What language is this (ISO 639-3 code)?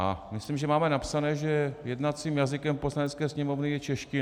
ces